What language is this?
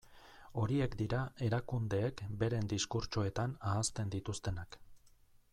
Basque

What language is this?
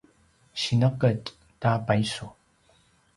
Paiwan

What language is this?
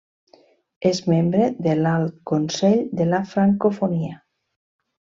Catalan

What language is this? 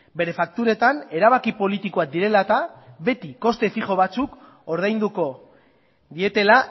Basque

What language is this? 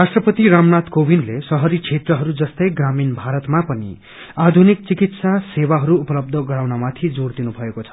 Nepali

